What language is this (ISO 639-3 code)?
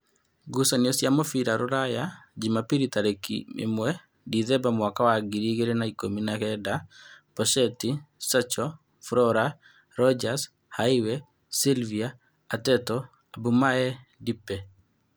kik